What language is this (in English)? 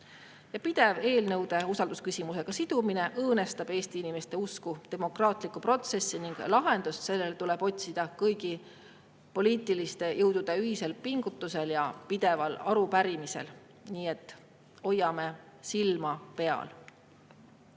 Estonian